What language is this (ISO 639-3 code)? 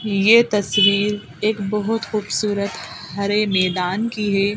hin